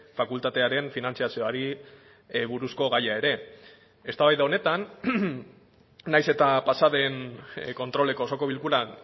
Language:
Basque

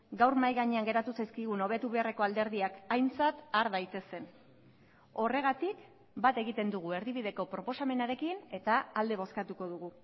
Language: Basque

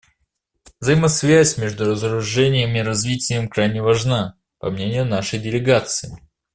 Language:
Russian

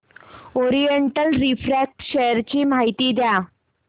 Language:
Marathi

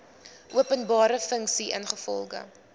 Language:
Afrikaans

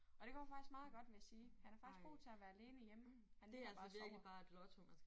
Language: Danish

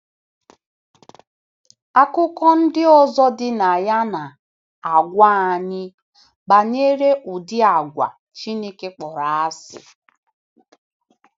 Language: Igbo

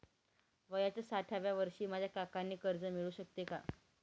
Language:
Marathi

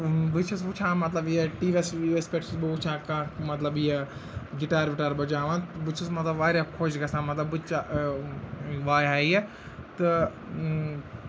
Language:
Kashmiri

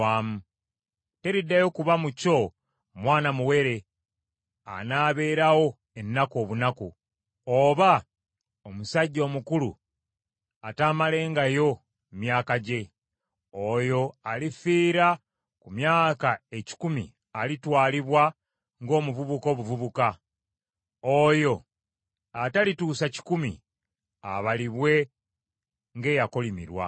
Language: Ganda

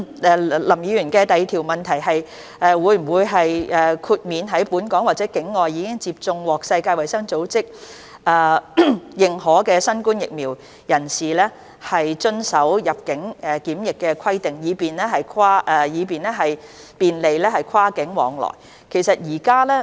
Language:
Cantonese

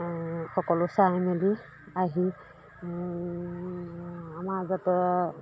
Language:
Assamese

